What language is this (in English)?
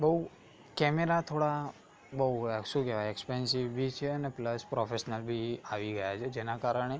Gujarati